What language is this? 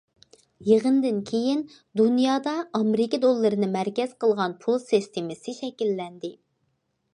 Uyghur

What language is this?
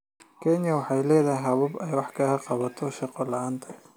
Somali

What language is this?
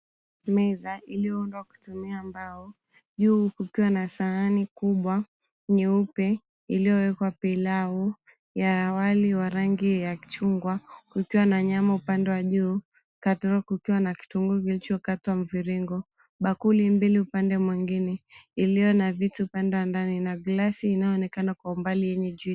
Swahili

